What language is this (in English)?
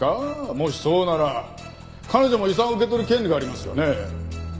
Japanese